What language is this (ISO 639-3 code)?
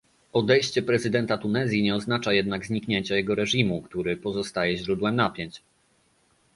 pol